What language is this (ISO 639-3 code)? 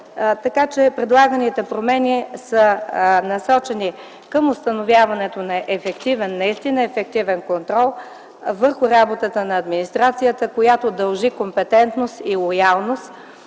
bul